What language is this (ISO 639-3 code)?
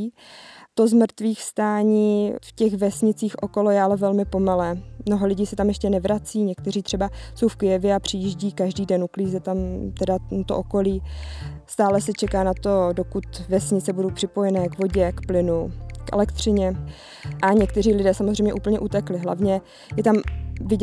ces